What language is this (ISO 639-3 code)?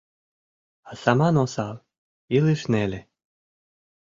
chm